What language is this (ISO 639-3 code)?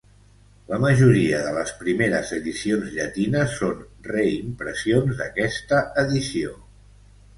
cat